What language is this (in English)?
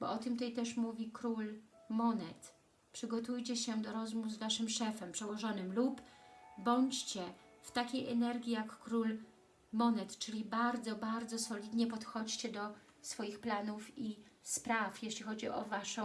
Polish